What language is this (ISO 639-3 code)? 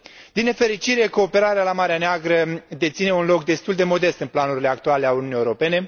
ron